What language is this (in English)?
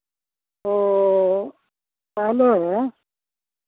Santali